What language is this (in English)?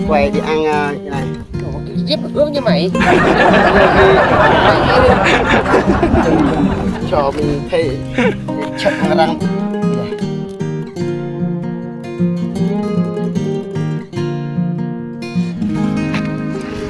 Vietnamese